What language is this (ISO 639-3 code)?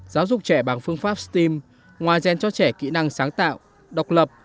vie